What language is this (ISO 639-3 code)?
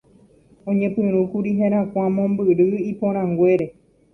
grn